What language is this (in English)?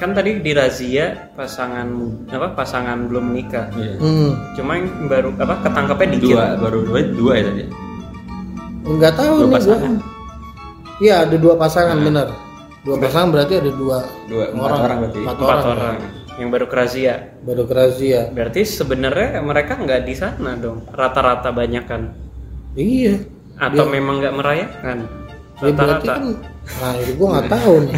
Indonesian